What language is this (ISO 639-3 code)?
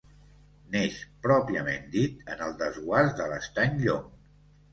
cat